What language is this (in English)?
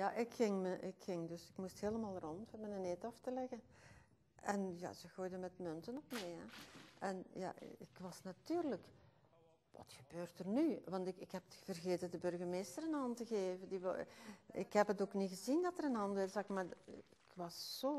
Dutch